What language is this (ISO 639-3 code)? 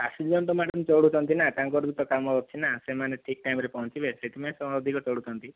ori